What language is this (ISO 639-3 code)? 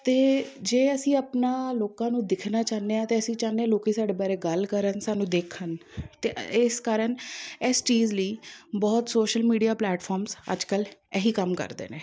pan